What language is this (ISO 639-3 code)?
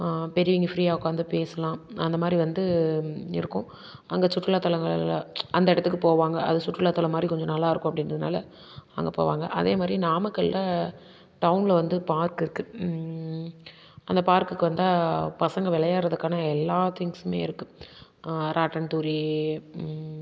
tam